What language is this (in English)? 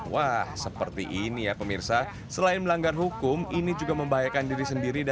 Indonesian